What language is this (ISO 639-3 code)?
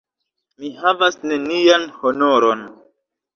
epo